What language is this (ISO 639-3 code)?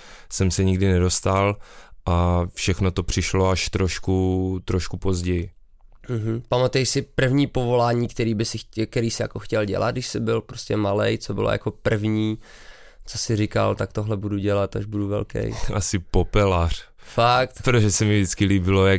ces